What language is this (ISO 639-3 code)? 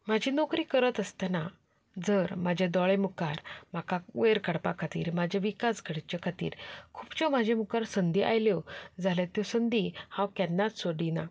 kok